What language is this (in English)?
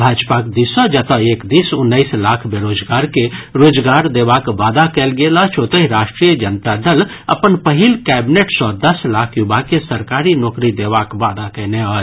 Maithili